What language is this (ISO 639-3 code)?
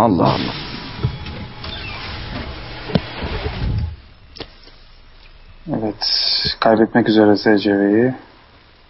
tur